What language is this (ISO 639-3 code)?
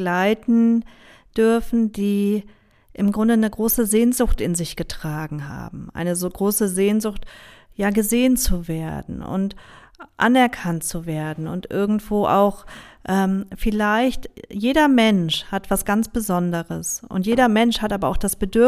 deu